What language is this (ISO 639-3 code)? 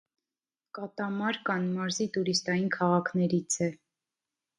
hye